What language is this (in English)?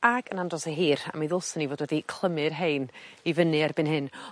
Welsh